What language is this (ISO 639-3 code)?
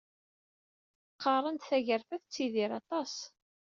kab